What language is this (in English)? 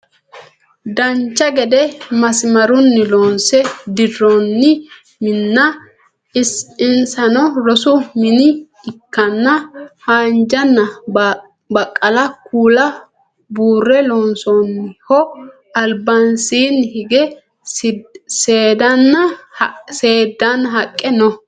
Sidamo